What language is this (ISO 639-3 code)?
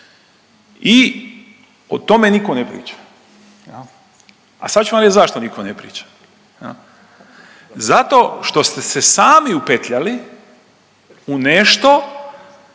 hrv